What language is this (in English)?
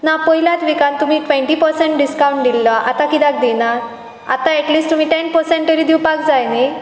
Konkani